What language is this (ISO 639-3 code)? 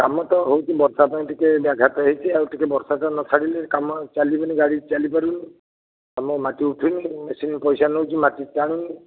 ori